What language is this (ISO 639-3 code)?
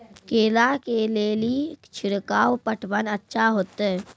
mai